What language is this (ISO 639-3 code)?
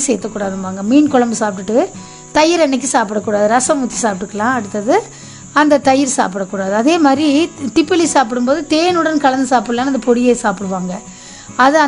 tam